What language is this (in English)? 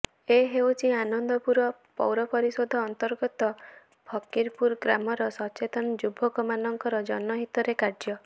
Odia